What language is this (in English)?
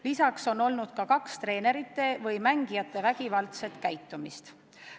Estonian